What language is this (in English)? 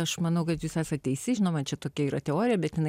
Lithuanian